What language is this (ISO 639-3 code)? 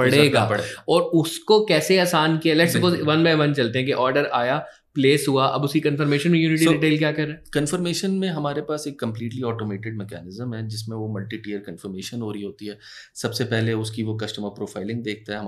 hin